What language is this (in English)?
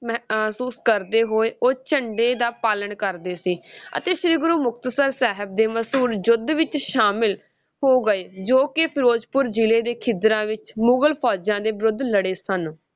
Punjabi